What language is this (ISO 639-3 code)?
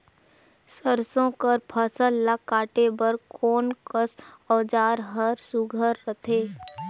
hne